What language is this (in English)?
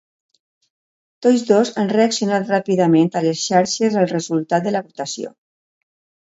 Catalan